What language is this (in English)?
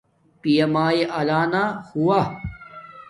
Domaaki